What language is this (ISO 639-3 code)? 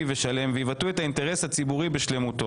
heb